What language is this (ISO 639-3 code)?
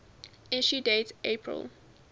eng